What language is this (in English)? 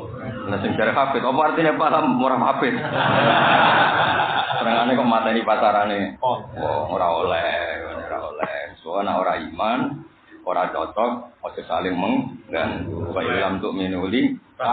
Indonesian